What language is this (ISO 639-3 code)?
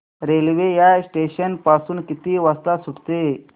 mar